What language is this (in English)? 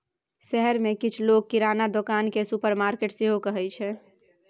Maithili